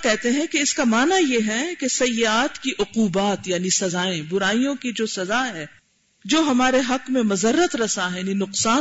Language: Urdu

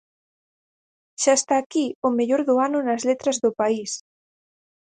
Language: Galician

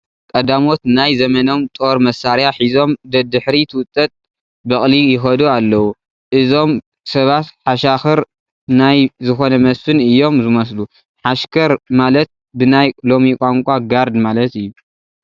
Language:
Tigrinya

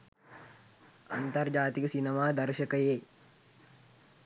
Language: Sinhala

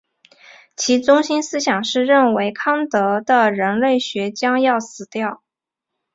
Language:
Chinese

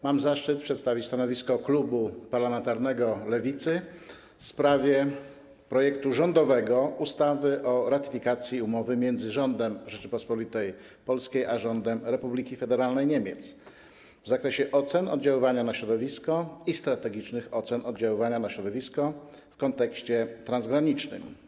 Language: Polish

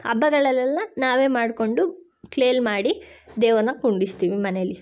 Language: Kannada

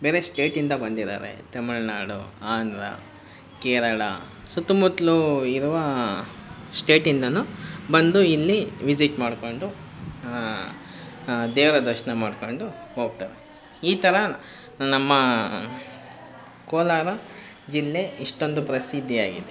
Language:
Kannada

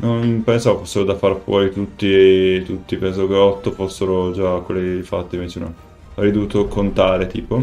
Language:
Italian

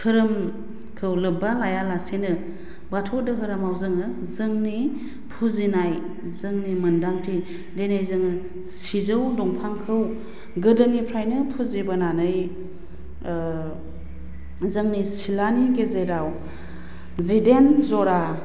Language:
Bodo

